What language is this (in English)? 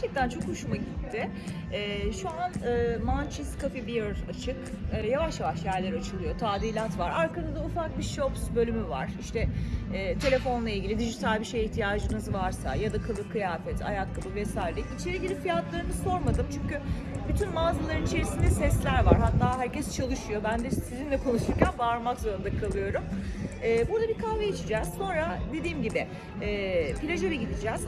Turkish